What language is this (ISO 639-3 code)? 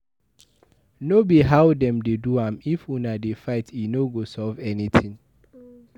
pcm